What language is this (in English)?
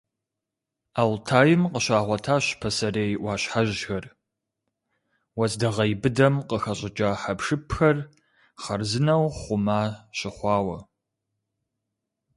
Kabardian